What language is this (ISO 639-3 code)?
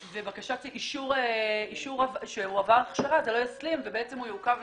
heb